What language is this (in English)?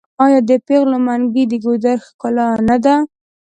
Pashto